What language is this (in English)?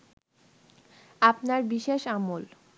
Bangla